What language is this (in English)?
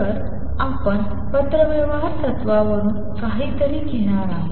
Marathi